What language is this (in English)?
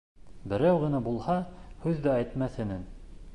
Bashkir